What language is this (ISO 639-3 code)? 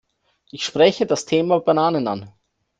deu